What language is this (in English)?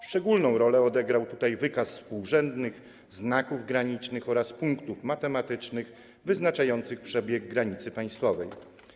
Polish